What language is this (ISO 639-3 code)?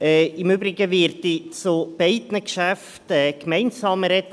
gsw